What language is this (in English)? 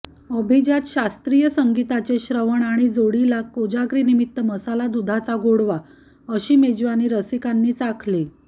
Marathi